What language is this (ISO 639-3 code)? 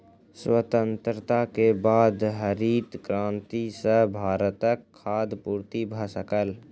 mai